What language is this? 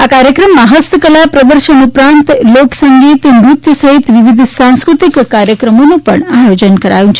Gujarati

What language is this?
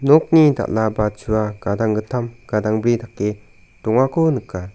Garo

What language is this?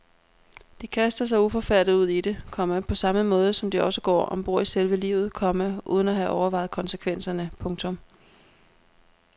Danish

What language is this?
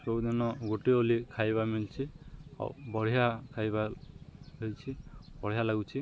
Odia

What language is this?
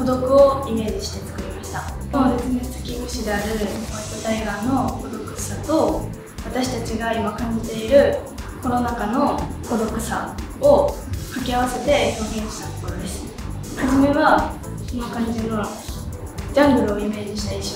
Japanese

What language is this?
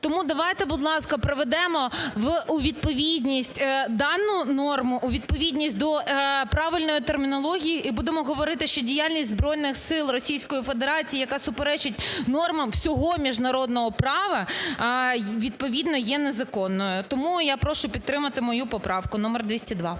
Ukrainian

